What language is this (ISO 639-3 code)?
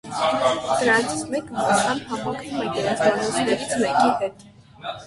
hye